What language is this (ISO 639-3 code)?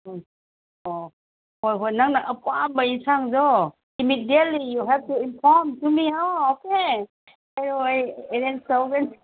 mni